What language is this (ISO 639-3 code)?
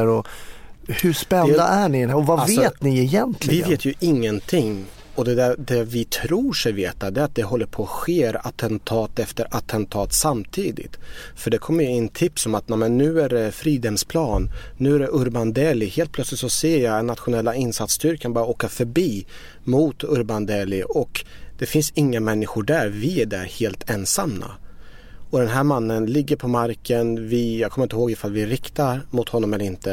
swe